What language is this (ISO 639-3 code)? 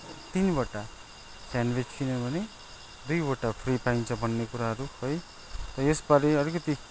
nep